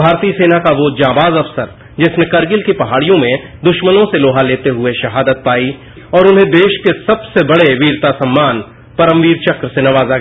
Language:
Hindi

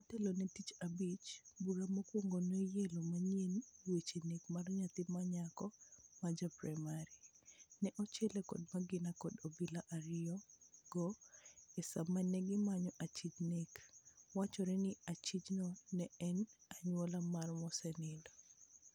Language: Luo (Kenya and Tanzania)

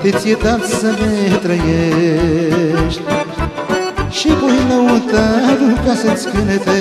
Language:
Romanian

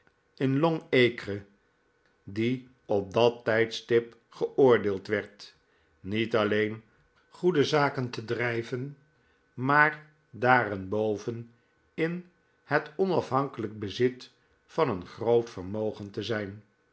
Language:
Dutch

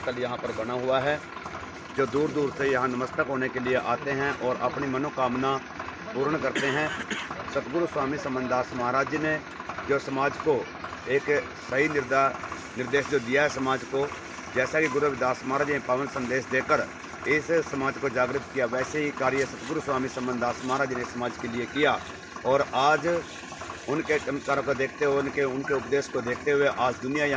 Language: Hindi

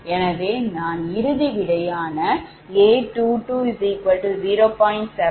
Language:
Tamil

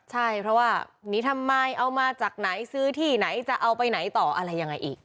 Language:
Thai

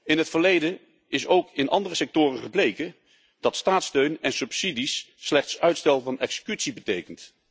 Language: Dutch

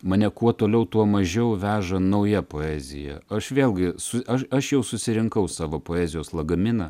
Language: Lithuanian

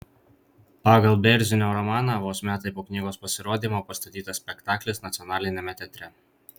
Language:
Lithuanian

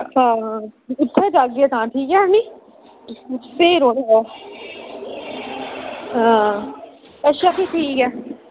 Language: Dogri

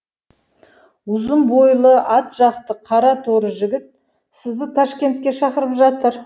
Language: Kazakh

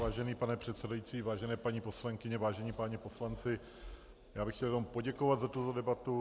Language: Czech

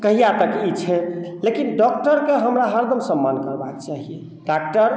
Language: Maithili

